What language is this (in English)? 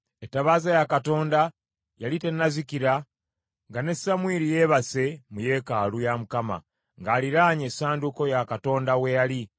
Ganda